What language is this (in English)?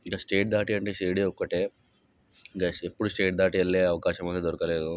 Telugu